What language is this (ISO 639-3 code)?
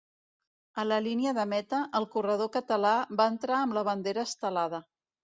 cat